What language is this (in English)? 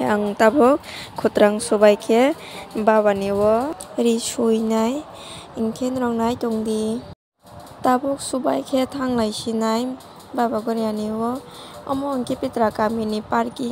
Thai